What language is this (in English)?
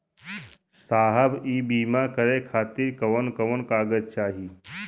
Bhojpuri